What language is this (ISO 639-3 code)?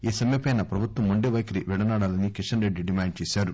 tel